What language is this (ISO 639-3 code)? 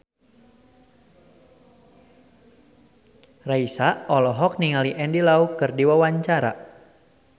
sun